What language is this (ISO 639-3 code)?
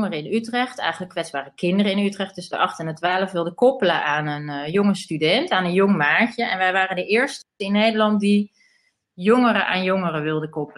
nld